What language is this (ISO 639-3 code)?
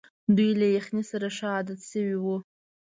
pus